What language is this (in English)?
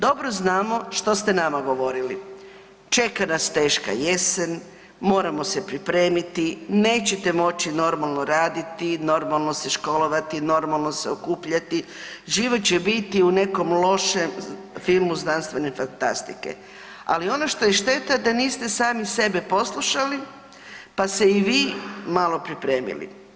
Croatian